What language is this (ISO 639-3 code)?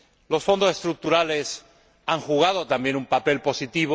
spa